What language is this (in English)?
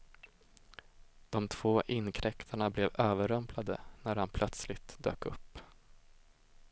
Swedish